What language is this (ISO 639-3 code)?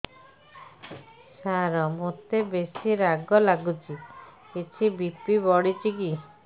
ori